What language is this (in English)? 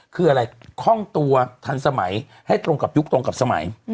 Thai